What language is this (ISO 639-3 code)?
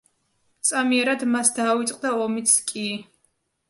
kat